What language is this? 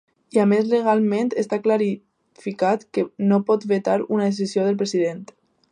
Catalan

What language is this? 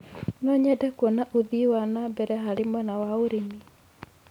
Kikuyu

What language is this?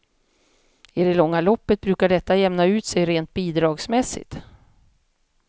Swedish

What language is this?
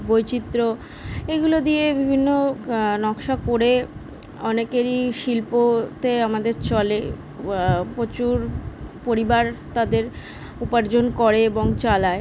Bangla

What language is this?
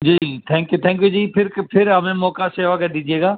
Urdu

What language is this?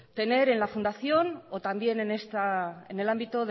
Spanish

